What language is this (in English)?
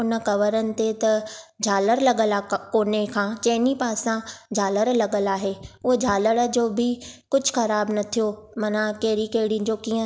Sindhi